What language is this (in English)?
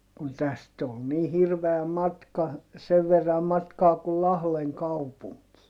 Finnish